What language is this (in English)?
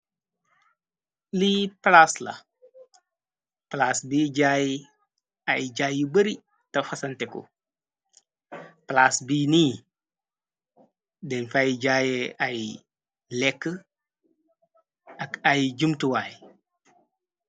Wolof